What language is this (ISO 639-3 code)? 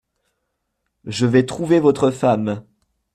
fra